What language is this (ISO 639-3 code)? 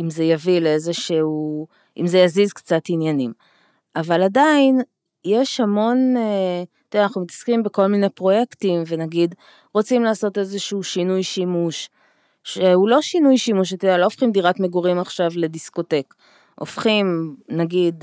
heb